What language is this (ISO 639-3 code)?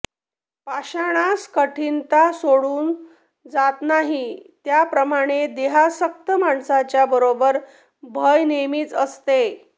mar